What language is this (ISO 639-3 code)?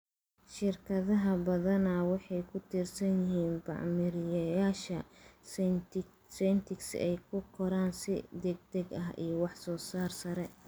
som